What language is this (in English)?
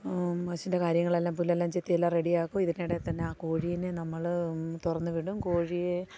Malayalam